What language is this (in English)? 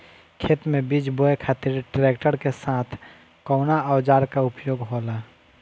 Bhojpuri